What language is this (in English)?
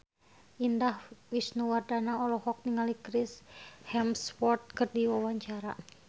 Sundanese